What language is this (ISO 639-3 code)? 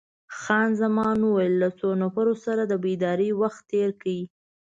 pus